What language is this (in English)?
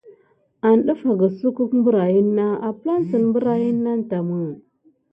Gidar